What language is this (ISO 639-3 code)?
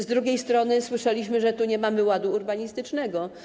pol